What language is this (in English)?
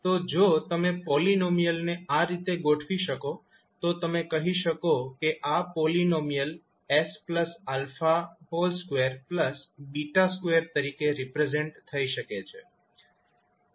Gujarati